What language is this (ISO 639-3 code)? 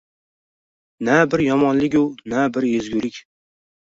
uzb